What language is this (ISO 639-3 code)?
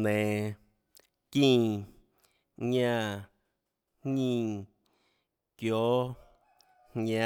ctl